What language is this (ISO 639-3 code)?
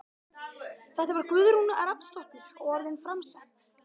isl